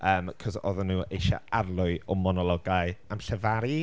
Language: Welsh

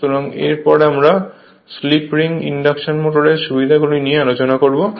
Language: Bangla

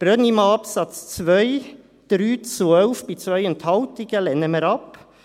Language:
Swiss German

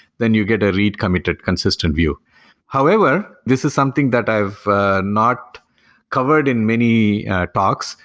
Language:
English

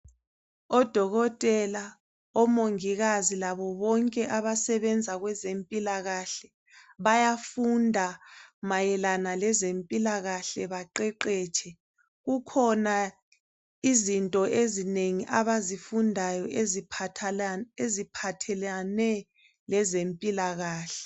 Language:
North Ndebele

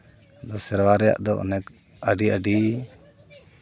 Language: Santali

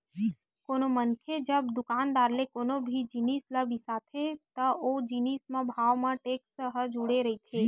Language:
Chhattisgarhi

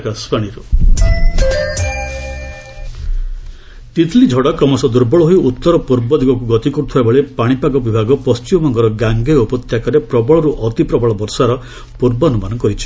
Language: Odia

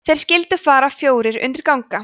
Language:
Icelandic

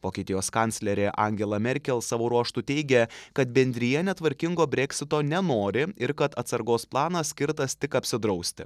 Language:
Lithuanian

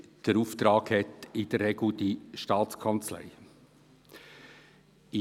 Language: Swiss German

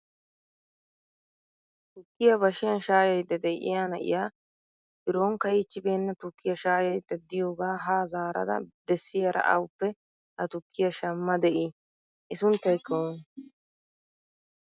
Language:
Wolaytta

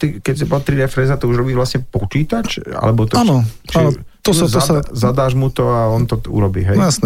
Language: Slovak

